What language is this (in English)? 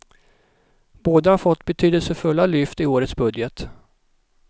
Swedish